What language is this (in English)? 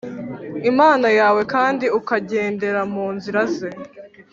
Kinyarwanda